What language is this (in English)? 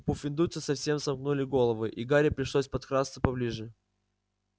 Russian